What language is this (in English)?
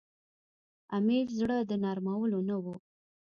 Pashto